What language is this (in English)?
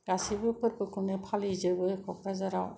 Bodo